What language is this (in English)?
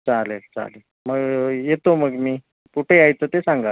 Marathi